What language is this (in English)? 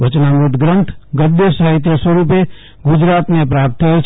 Gujarati